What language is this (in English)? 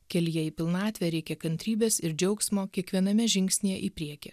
Lithuanian